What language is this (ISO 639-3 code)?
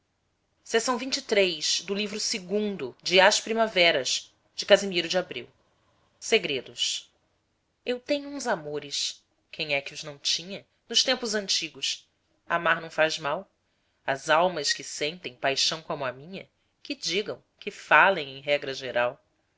por